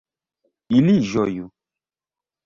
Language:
Esperanto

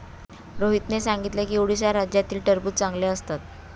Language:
Marathi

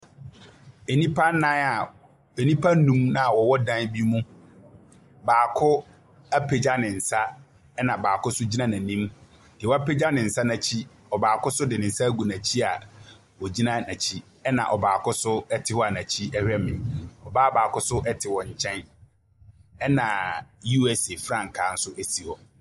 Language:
Akan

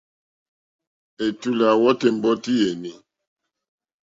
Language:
Mokpwe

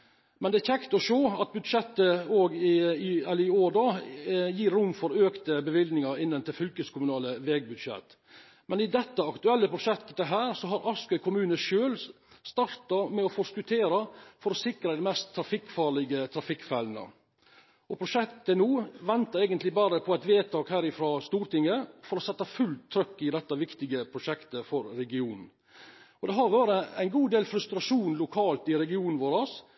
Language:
Norwegian Bokmål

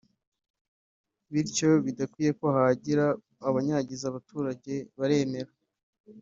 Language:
Kinyarwanda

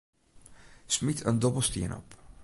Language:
Western Frisian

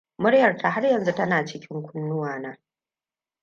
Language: Hausa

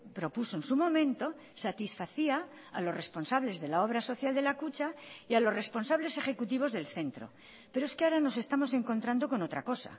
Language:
Spanish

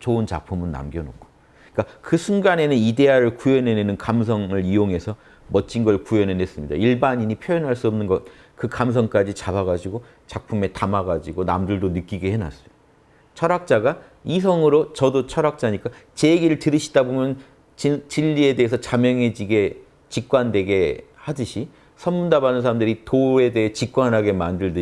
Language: Korean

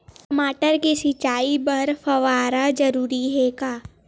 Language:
Chhattisgarhi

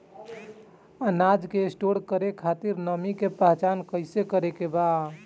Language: Bhojpuri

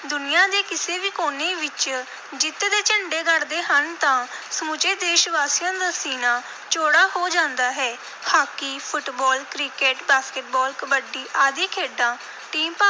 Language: Punjabi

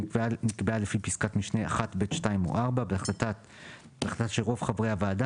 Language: Hebrew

